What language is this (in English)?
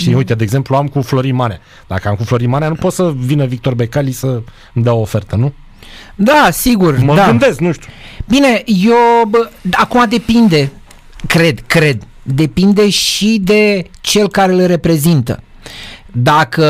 Romanian